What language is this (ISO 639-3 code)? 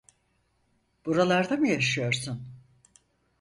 tur